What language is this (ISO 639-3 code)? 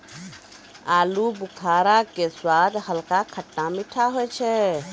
mai